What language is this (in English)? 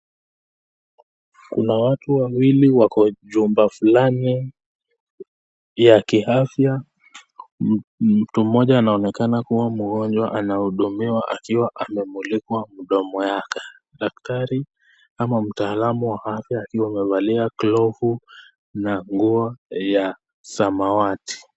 Swahili